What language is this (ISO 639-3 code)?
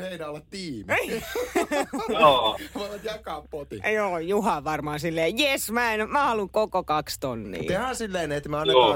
fin